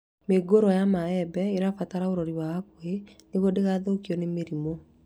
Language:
Kikuyu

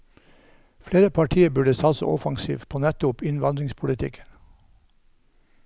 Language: Norwegian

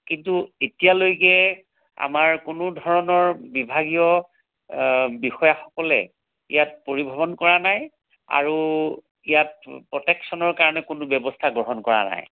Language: Assamese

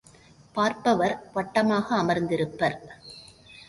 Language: Tamil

